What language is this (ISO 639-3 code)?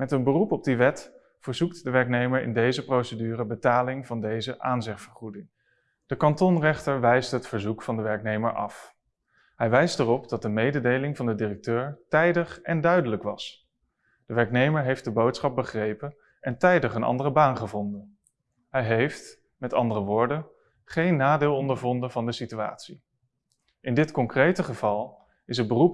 nld